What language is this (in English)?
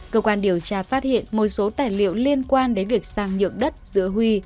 Vietnamese